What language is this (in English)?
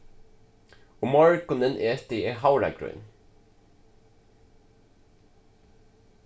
Faroese